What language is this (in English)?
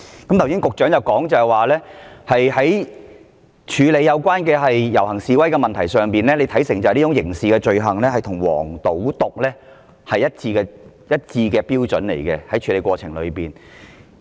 Cantonese